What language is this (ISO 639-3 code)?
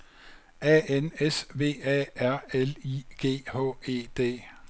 dan